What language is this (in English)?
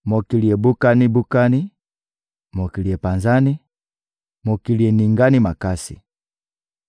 Lingala